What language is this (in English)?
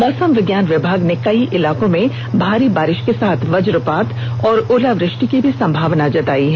Hindi